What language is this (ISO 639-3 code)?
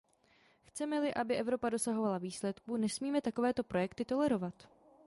ces